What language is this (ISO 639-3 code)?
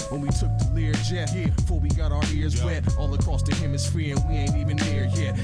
eng